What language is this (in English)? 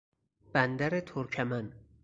Persian